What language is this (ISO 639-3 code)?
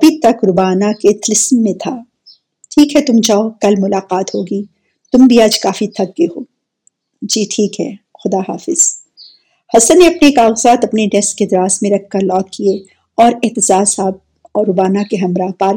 urd